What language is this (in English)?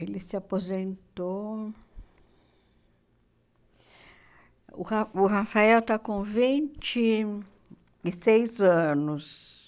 Portuguese